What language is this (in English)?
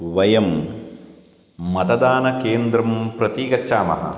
Sanskrit